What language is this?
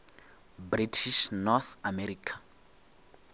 Northern Sotho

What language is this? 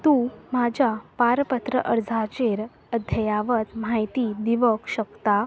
Konkani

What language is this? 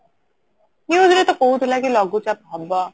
Odia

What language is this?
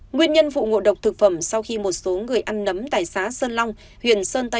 Vietnamese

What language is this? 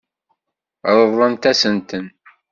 Kabyle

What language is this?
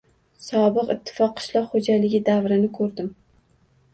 Uzbek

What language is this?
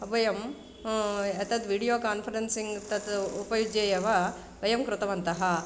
Sanskrit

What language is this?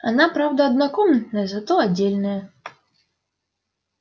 Russian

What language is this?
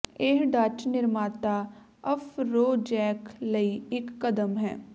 Punjabi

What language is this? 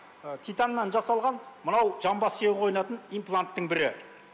Kazakh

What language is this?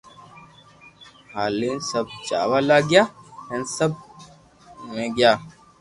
Loarki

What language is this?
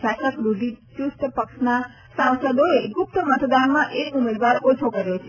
Gujarati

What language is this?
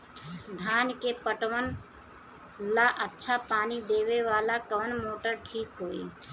Bhojpuri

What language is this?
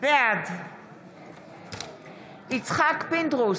Hebrew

